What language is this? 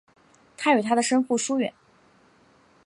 Chinese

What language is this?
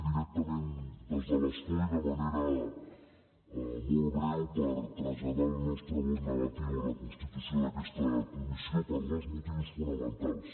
Catalan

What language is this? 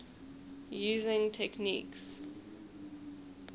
English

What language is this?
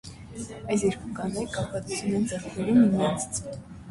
Armenian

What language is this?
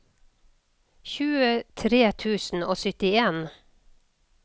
Norwegian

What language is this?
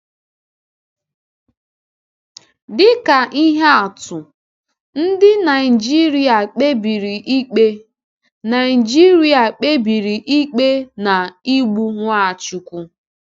Igbo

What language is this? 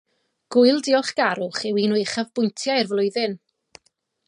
Welsh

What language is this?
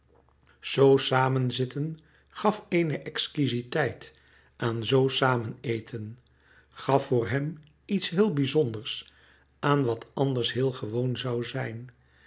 Dutch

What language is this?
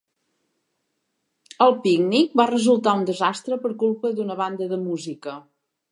Catalan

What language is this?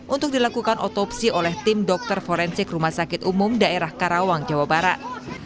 Indonesian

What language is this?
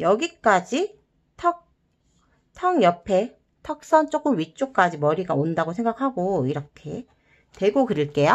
Korean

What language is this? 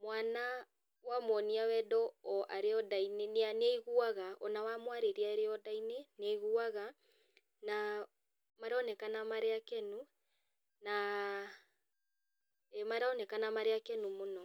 Kikuyu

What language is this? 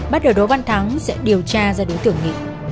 Vietnamese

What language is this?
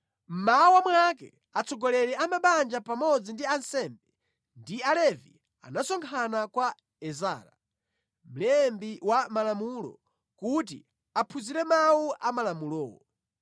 Nyanja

